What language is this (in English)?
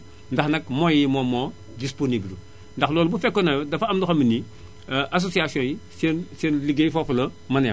Wolof